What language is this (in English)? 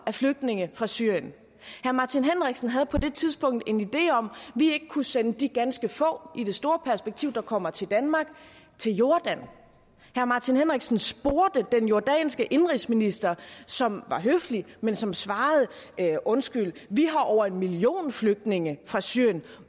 Danish